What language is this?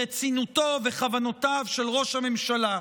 Hebrew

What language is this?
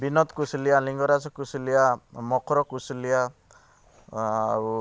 Odia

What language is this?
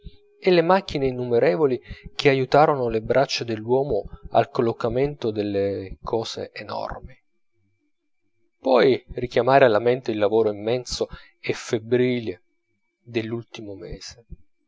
Italian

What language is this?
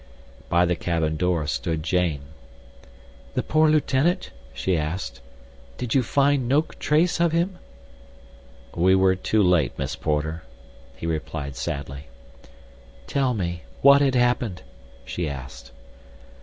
English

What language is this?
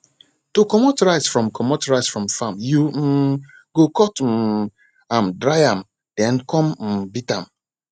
Nigerian Pidgin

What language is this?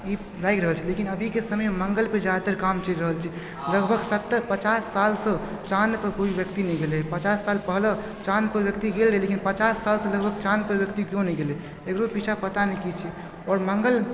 Maithili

